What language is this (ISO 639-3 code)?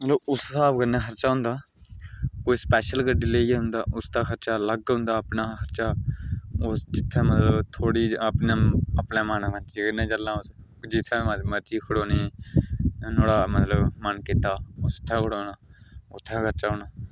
doi